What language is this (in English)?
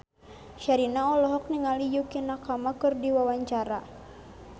Sundanese